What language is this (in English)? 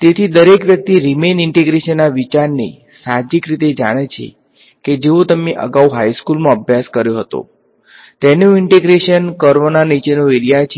Gujarati